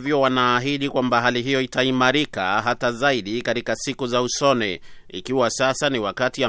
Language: Swahili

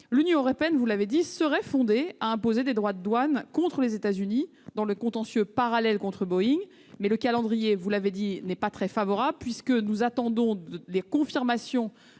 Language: French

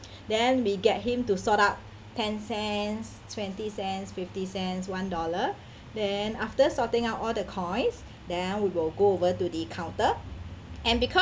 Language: English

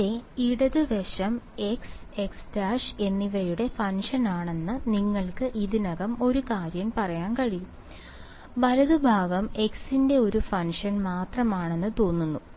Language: Malayalam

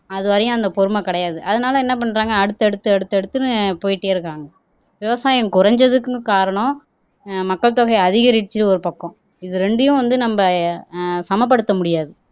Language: Tamil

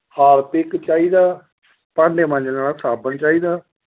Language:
Dogri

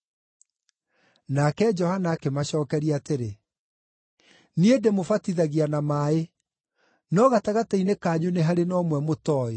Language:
Kikuyu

